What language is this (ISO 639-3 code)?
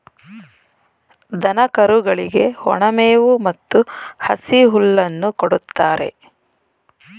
kan